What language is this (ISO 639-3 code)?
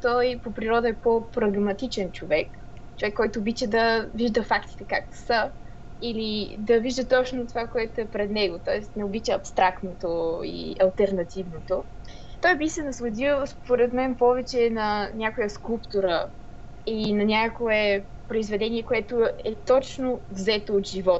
bul